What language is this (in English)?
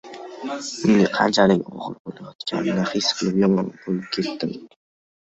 Uzbek